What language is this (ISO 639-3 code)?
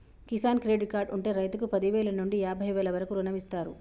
tel